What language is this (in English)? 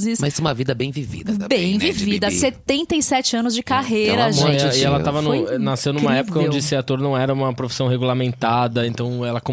Portuguese